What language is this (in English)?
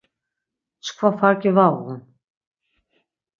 Laz